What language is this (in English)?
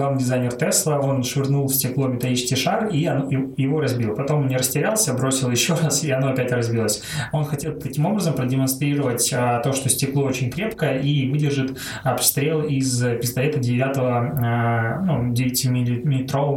Russian